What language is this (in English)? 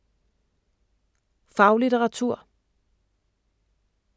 Danish